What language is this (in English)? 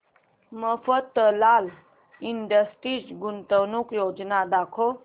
Marathi